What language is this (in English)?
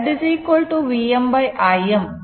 Kannada